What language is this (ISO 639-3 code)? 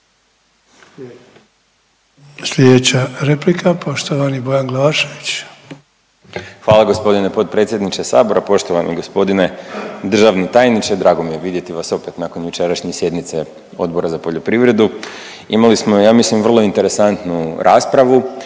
hrv